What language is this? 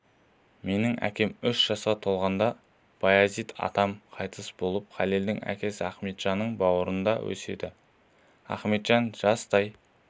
Kazakh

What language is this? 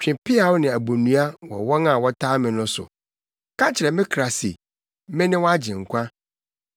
Akan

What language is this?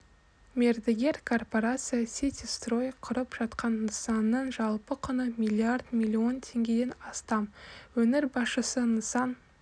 Kazakh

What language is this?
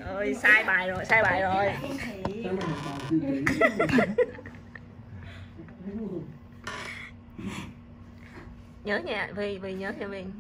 Vietnamese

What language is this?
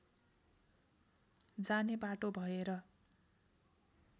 Nepali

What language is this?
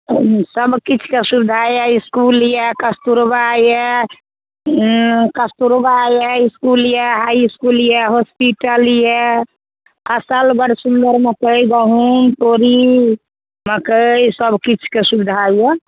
Maithili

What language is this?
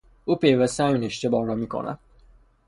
Persian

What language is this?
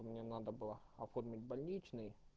Russian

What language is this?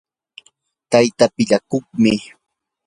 Yanahuanca Pasco Quechua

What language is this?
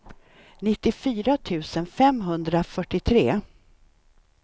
Swedish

